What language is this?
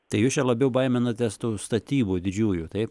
Lithuanian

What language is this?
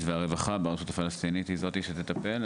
Hebrew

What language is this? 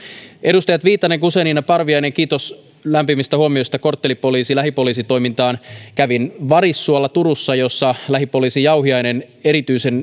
Finnish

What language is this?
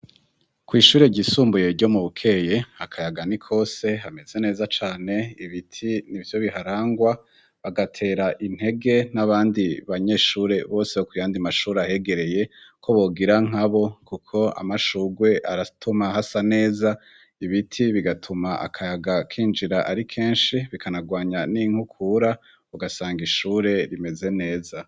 Rundi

